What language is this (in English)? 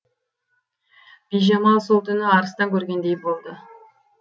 Kazakh